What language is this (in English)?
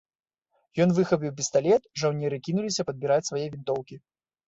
Belarusian